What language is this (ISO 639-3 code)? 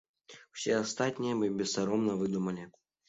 bel